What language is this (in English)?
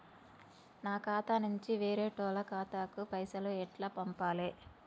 Telugu